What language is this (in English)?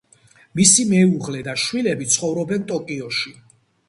Georgian